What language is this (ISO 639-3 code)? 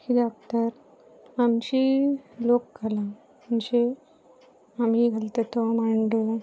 kok